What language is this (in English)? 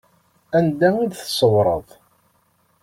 Kabyle